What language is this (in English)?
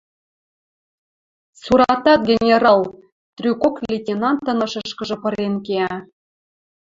Western Mari